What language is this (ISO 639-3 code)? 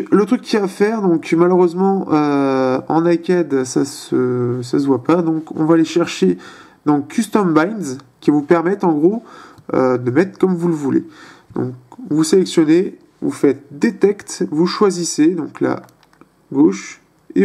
fra